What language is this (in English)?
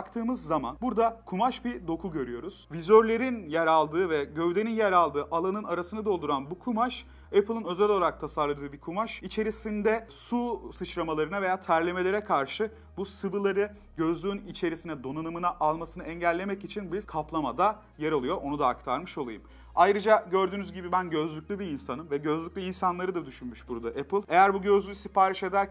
Turkish